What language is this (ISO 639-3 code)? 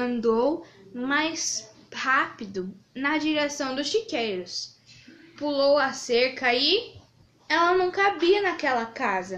por